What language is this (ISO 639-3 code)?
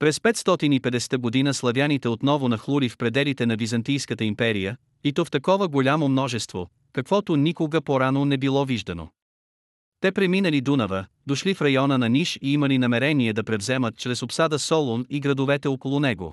bul